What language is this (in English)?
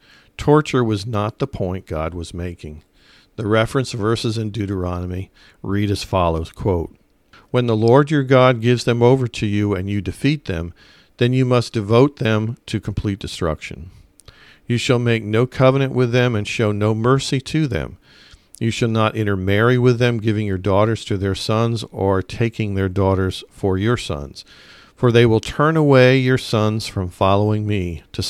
English